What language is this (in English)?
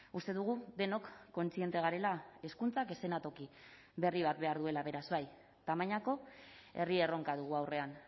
Basque